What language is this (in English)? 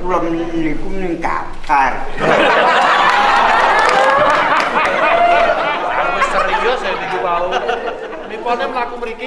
Indonesian